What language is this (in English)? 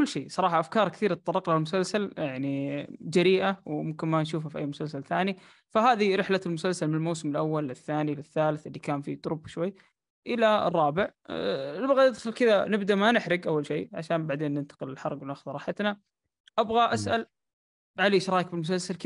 Arabic